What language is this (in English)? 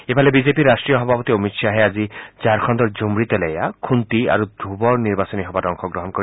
Assamese